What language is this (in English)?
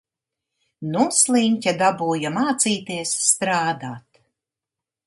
Latvian